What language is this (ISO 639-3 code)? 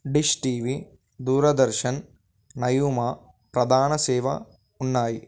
tel